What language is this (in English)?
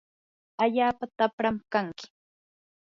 Yanahuanca Pasco Quechua